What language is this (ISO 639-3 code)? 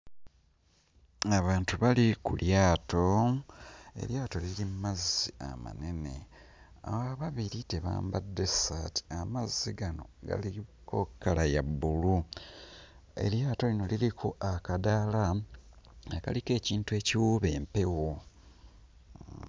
lug